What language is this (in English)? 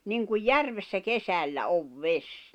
Finnish